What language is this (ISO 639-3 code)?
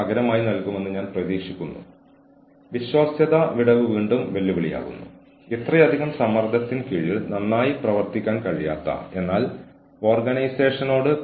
mal